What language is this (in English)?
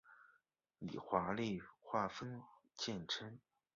Chinese